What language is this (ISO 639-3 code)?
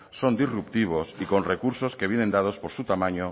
spa